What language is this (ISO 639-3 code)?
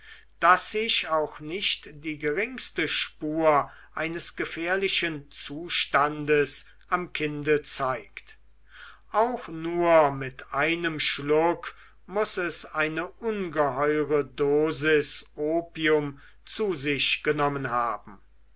deu